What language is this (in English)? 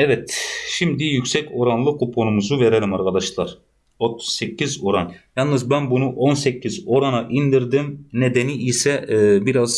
Turkish